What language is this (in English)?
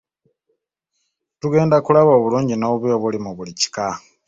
Ganda